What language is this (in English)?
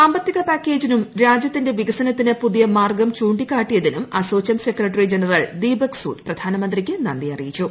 Malayalam